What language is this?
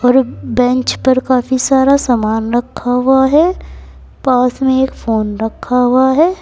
Hindi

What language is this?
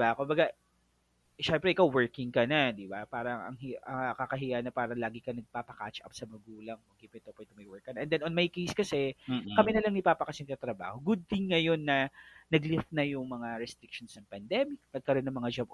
Filipino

